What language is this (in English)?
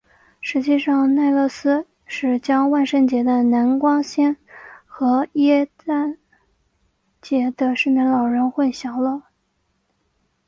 Chinese